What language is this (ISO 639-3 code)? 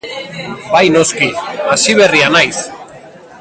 eus